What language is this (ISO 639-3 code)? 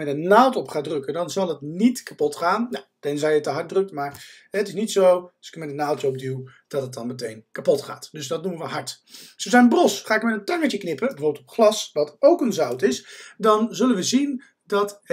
nld